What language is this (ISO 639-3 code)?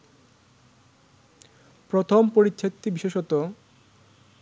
ben